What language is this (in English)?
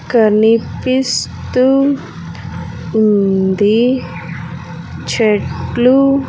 Telugu